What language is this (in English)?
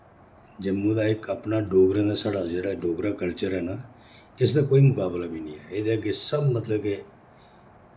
Dogri